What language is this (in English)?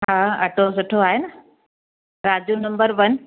Sindhi